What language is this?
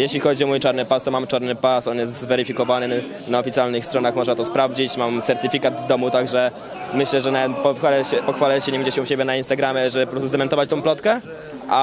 Polish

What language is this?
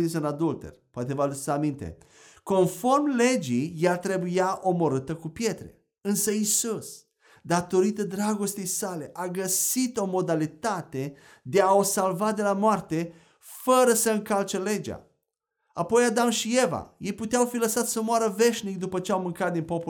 Romanian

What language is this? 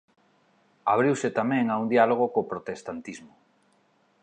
Galician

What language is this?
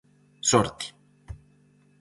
Galician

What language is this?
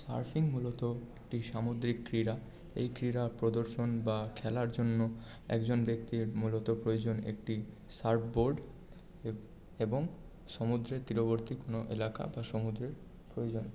Bangla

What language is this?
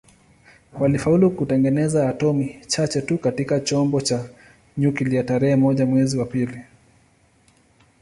Swahili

